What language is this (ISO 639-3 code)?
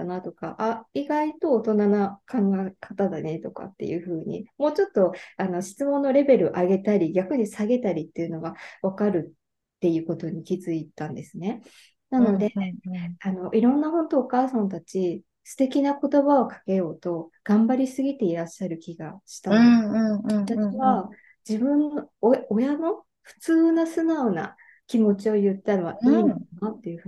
jpn